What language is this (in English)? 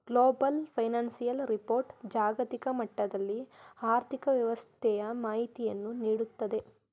Kannada